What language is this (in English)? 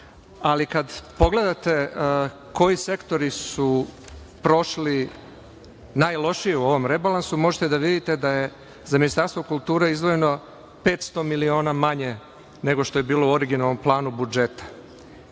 Serbian